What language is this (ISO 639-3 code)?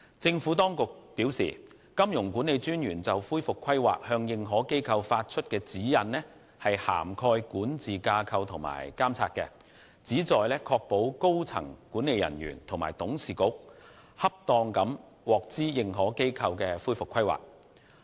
yue